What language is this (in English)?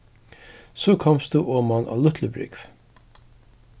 Faroese